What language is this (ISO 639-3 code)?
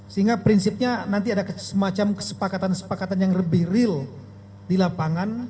ind